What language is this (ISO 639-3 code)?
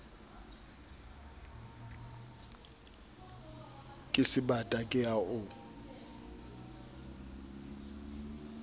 sot